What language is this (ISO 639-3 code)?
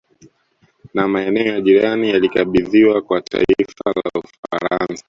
swa